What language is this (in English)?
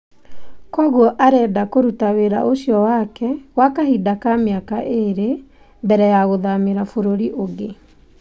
Kikuyu